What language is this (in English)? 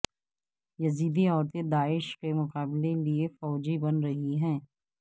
Urdu